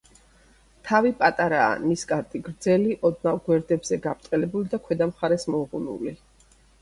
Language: Georgian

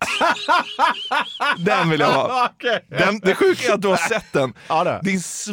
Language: Swedish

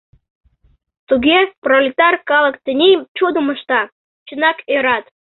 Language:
Mari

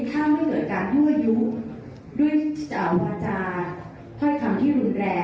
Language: Thai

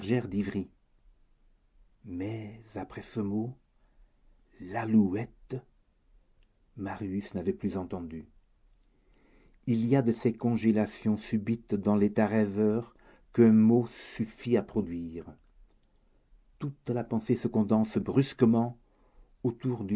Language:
French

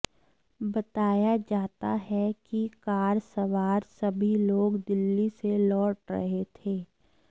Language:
Hindi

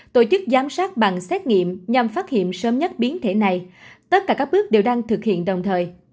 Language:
Vietnamese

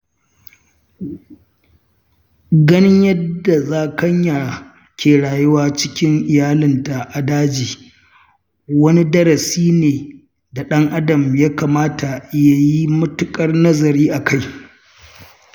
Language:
Hausa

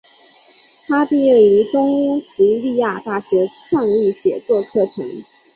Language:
Chinese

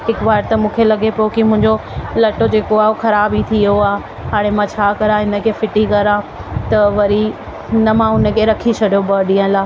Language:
Sindhi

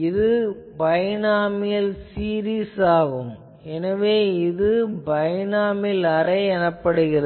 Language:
Tamil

